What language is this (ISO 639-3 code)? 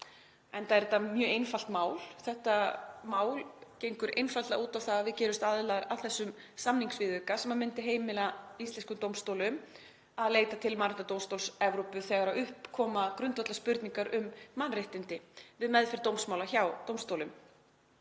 isl